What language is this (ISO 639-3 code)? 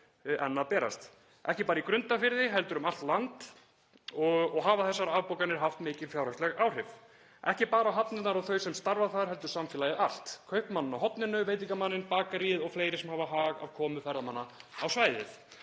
isl